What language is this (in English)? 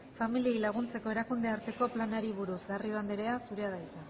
Basque